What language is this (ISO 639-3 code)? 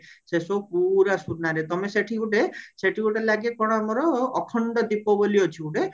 ori